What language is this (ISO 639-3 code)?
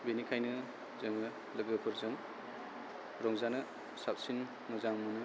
brx